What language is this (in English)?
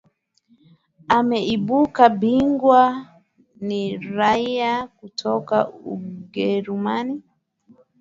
Swahili